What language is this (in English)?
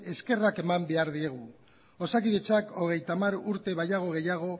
Basque